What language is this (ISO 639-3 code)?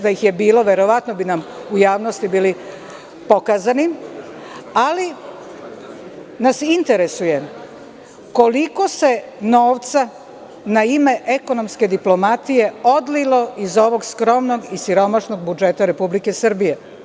srp